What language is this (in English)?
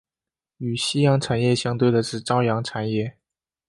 Chinese